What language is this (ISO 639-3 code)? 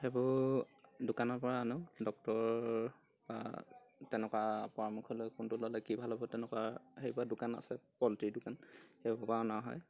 asm